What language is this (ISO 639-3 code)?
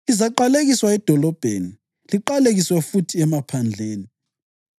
nde